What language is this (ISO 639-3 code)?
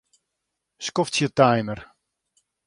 fry